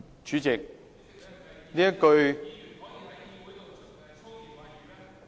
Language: Cantonese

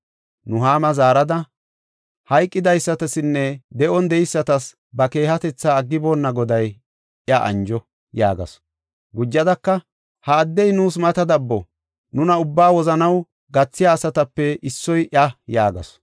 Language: Gofa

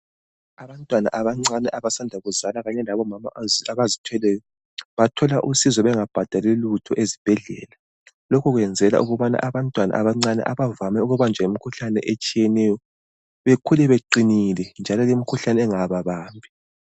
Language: North Ndebele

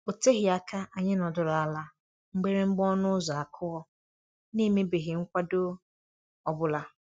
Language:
Igbo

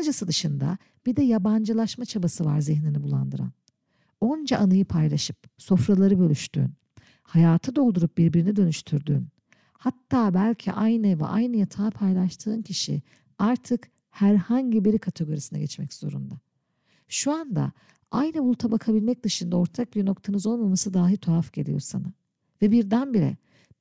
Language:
Turkish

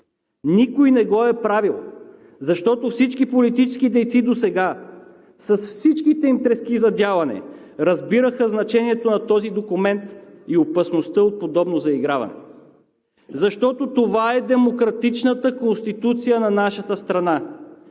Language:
Bulgarian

